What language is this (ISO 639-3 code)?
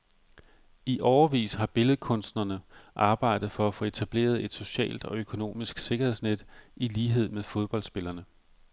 dan